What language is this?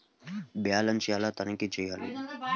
Telugu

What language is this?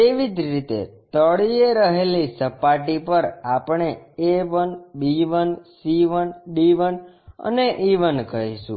Gujarati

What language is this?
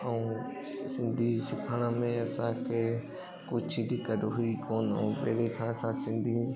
Sindhi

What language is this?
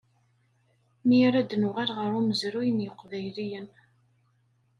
Kabyle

